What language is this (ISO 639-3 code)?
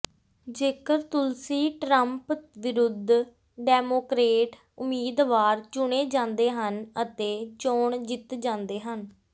pan